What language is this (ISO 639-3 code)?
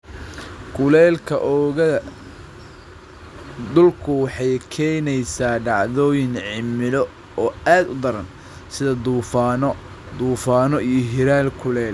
som